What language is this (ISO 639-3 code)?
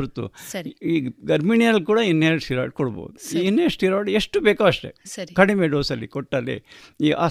kan